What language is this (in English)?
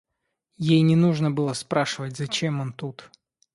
Russian